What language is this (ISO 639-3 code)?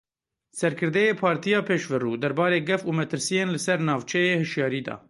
kur